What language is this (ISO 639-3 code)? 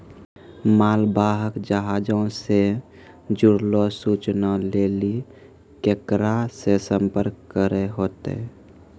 mai